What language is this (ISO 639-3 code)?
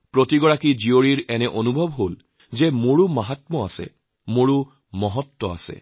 asm